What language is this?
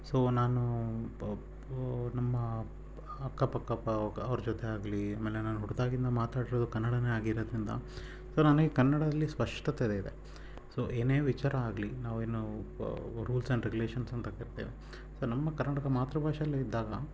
Kannada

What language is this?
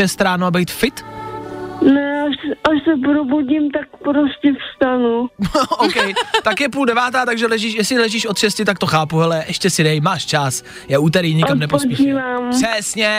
Czech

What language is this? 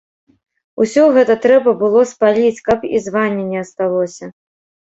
Belarusian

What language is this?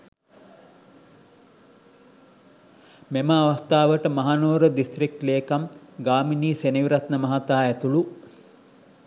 Sinhala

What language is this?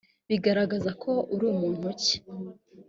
Kinyarwanda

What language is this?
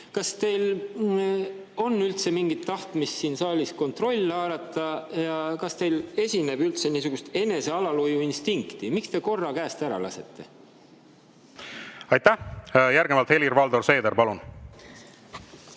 Estonian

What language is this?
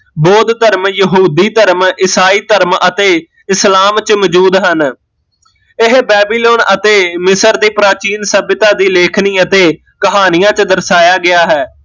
Punjabi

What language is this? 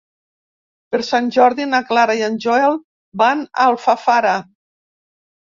Catalan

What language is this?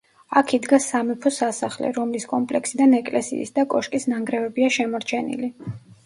Georgian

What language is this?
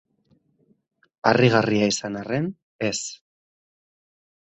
Basque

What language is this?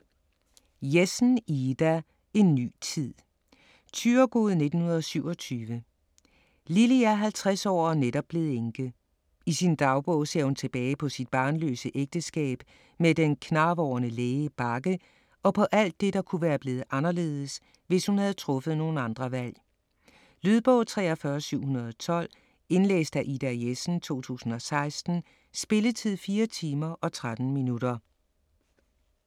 Danish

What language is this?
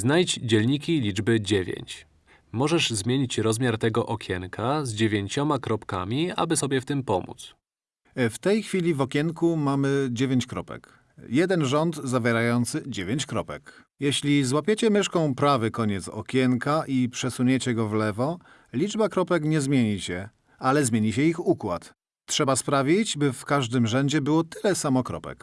Polish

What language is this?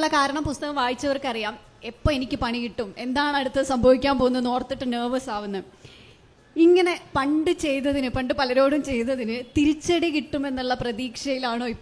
Malayalam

